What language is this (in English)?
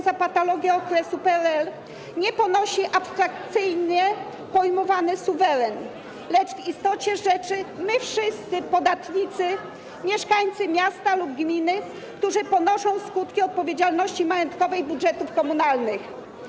Polish